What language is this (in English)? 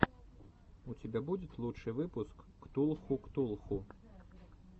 Russian